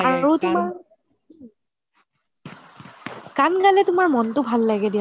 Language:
Assamese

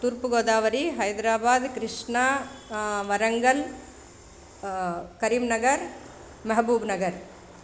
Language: Sanskrit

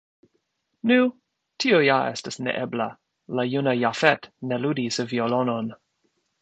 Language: Esperanto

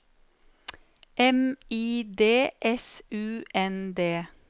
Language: Norwegian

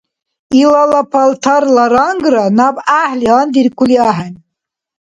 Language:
Dargwa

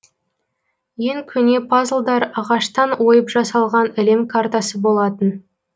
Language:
Kazakh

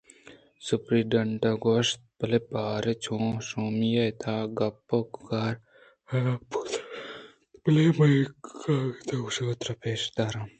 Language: Eastern Balochi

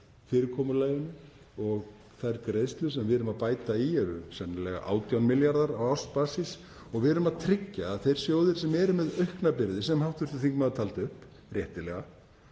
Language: Icelandic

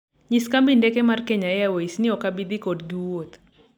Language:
Luo (Kenya and Tanzania)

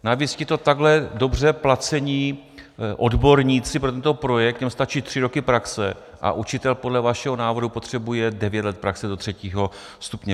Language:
Czech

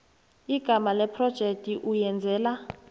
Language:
South Ndebele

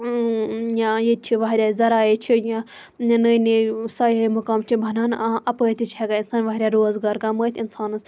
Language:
Kashmiri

